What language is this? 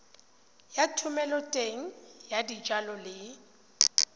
Tswana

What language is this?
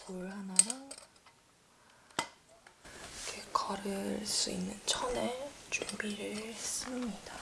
Korean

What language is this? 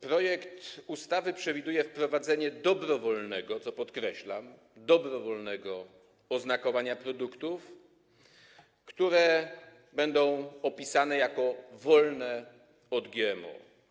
Polish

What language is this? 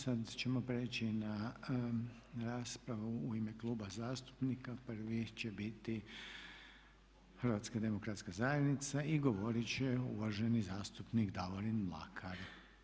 Croatian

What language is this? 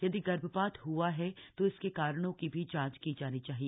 Hindi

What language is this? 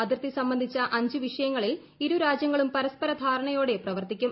Malayalam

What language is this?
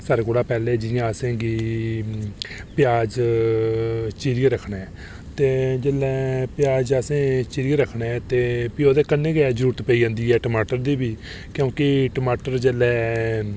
Dogri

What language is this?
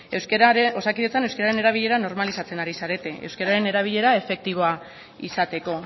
Basque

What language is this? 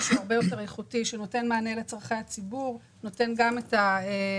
Hebrew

